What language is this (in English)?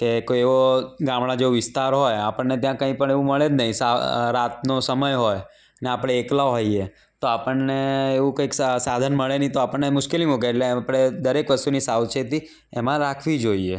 Gujarati